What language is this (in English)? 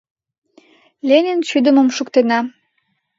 Mari